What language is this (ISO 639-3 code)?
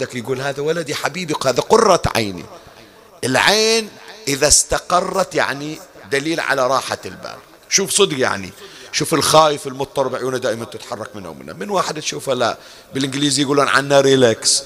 ara